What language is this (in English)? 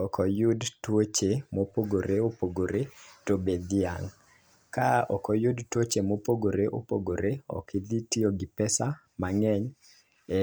Luo (Kenya and Tanzania)